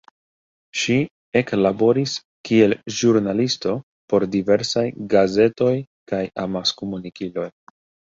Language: Esperanto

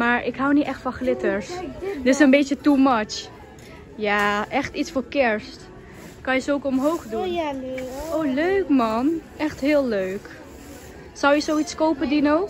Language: Dutch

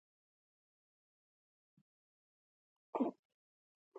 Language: Pashto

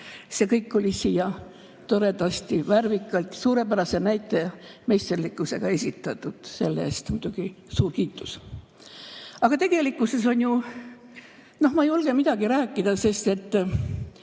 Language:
Estonian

